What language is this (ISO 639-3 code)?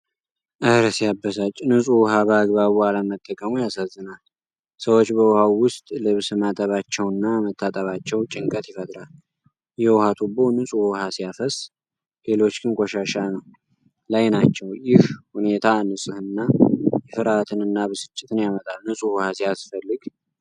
amh